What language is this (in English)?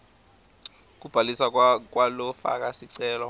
Swati